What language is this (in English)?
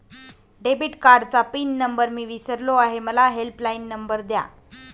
Marathi